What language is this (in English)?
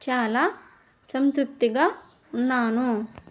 Telugu